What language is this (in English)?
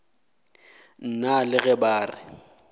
Northern Sotho